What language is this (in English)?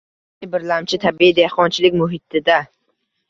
Uzbek